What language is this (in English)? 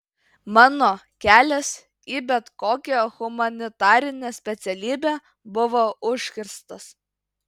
Lithuanian